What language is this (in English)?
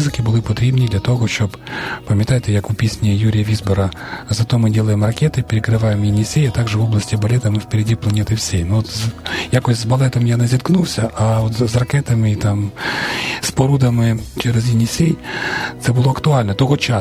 Ukrainian